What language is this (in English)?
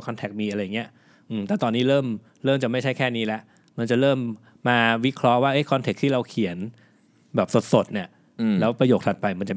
Thai